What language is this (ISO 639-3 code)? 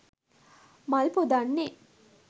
sin